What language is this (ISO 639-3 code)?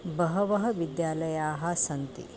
san